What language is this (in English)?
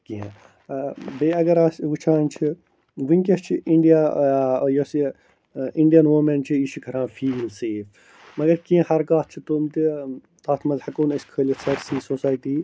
Kashmiri